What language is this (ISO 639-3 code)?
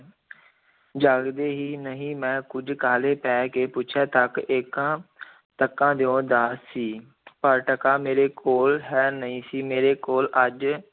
pan